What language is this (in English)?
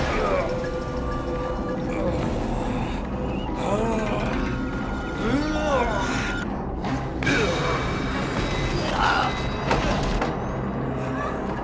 Indonesian